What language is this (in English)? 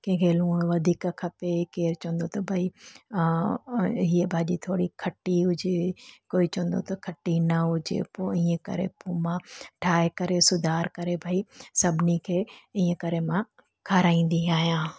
Sindhi